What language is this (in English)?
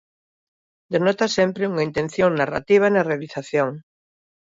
Galician